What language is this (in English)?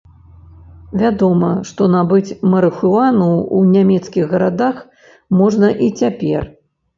Belarusian